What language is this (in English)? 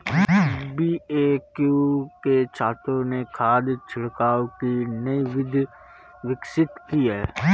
Hindi